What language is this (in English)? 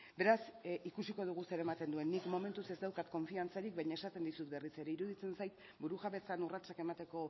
Basque